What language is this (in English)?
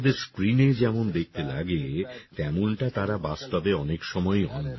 Bangla